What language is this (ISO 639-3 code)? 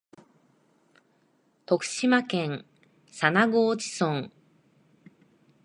jpn